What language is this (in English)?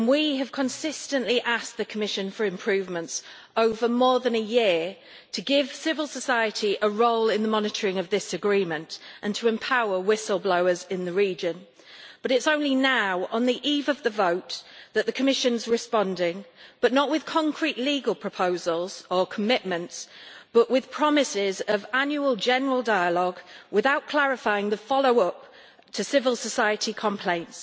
English